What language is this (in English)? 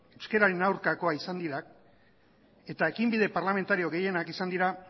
Basque